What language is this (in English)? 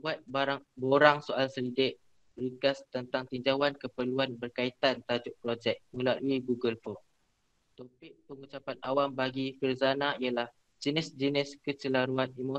Malay